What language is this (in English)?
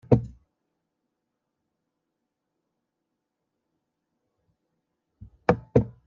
Kabyle